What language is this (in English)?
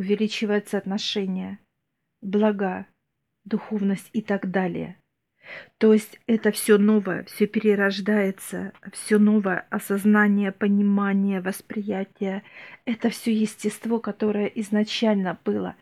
Russian